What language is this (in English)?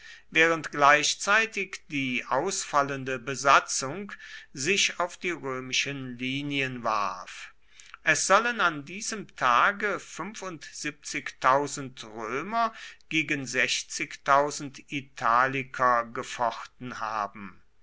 German